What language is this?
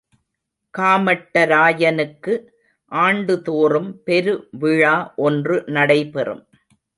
Tamil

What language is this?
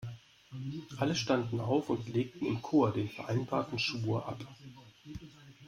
German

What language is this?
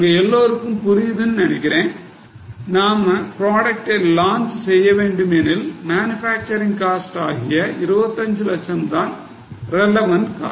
Tamil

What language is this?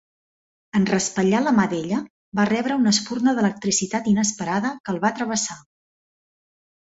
Catalan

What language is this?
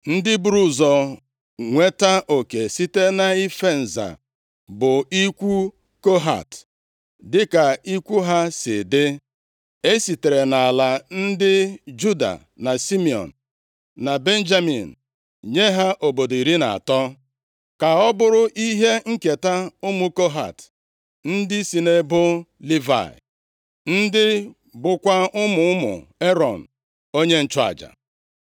Igbo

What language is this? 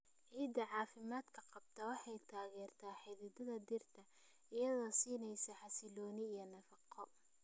Somali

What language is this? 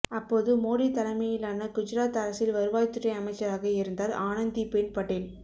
Tamil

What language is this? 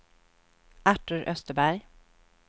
Swedish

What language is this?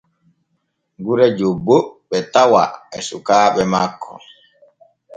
Borgu Fulfulde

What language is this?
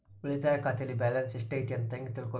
Kannada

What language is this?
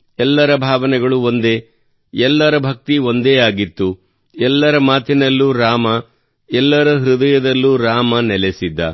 Kannada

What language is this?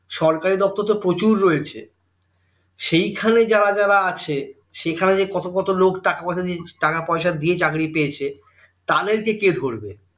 Bangla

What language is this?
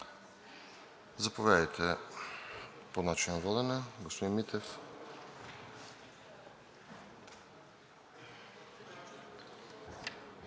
Bulgarian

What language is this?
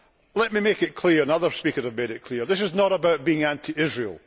English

